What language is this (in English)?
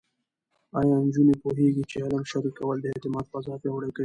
Pashto